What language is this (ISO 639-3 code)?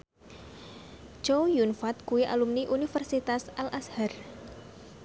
jav